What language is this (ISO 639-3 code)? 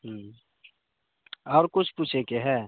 mai